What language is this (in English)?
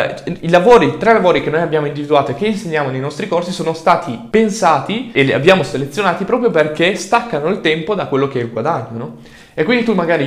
Italian